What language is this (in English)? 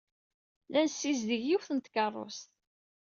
Kabyle